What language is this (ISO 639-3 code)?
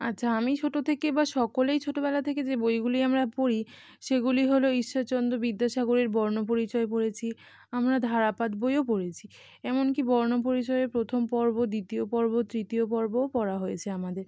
ben